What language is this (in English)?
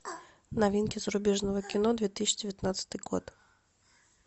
Russian